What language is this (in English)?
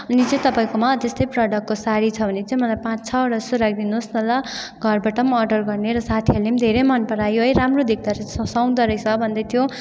Nepali